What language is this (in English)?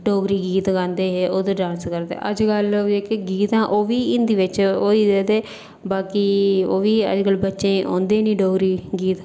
Dogri